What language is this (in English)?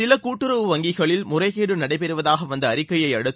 Tamil